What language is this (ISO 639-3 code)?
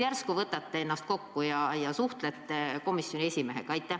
est